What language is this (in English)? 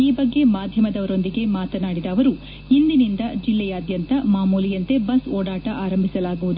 Kannada